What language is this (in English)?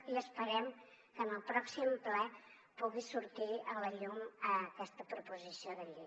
Catalan